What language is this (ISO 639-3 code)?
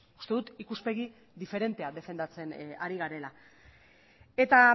eus